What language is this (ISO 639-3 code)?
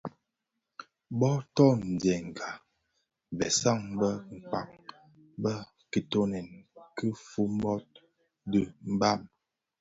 ksf